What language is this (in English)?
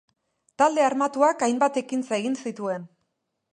Basque